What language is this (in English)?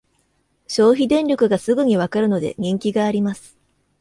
Japanese